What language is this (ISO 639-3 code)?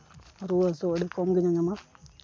sat